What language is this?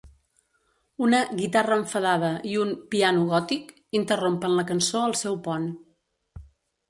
Catalan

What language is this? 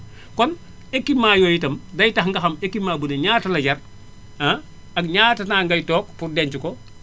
Wolof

